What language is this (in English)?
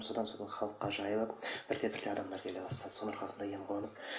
Kazakh